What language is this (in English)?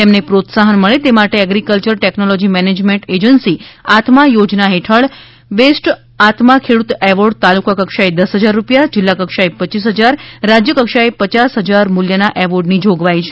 Gujarati